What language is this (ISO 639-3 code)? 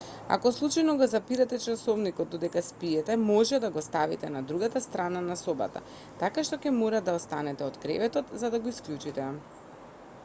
mkd